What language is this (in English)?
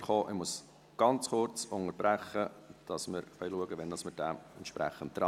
Swiss German